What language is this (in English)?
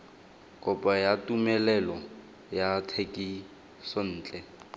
Tswana